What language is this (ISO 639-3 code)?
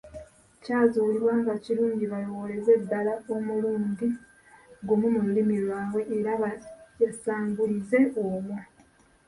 lug